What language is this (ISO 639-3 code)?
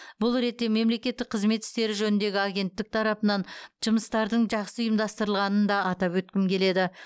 kaz